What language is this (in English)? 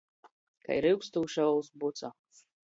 Latgalian